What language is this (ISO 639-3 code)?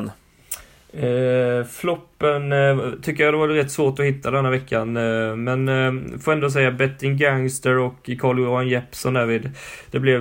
swe